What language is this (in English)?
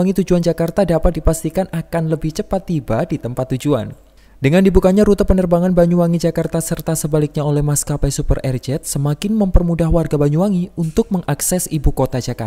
Indonesian